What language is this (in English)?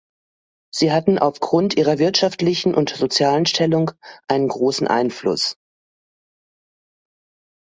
German